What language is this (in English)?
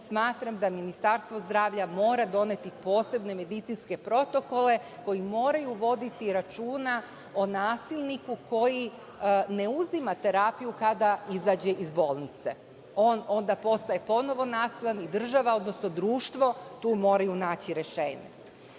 Serbian